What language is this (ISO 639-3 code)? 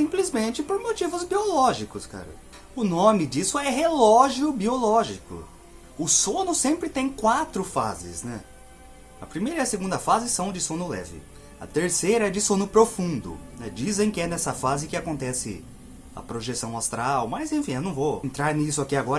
por